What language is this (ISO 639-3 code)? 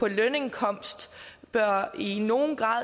dan